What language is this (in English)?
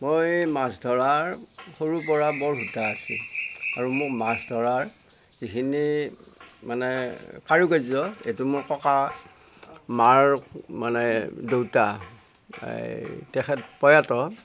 Assamese